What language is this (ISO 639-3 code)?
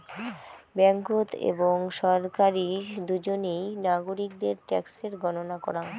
ben